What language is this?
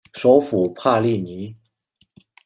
Chinese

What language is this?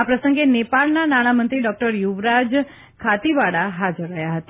Gujarati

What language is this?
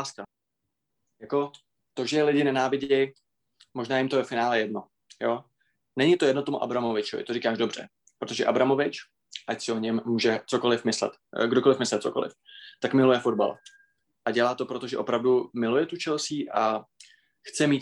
Czech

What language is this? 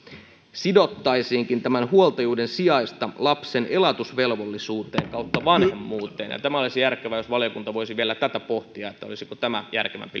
Finnish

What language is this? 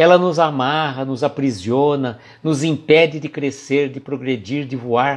Portuguese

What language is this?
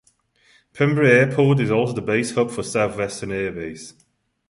English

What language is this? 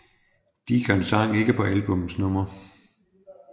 Danish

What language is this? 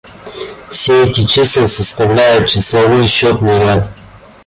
Russian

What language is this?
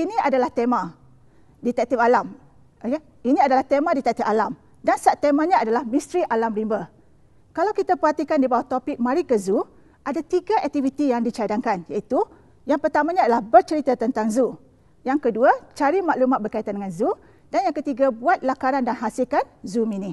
Malay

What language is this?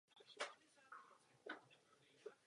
Czech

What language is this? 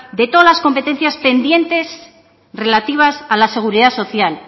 Spanish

